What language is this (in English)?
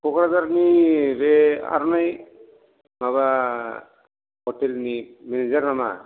Bodo